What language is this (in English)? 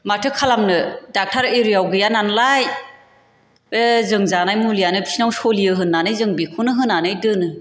Bodo